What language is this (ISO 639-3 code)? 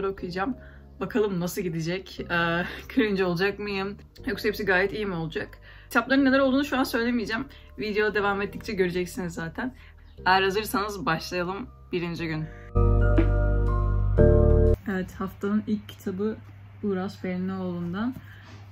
tur